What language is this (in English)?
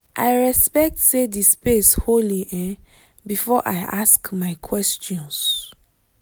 Nigerian Pidgin